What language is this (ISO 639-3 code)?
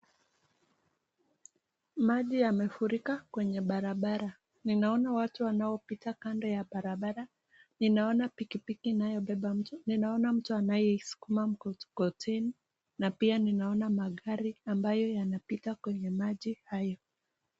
swa